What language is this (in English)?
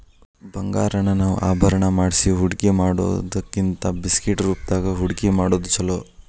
Kannada